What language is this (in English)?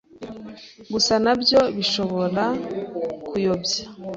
Kinyarwanda